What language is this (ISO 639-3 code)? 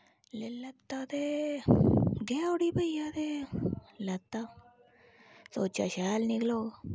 doi